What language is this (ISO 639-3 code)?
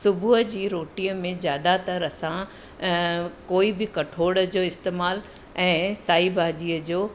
snd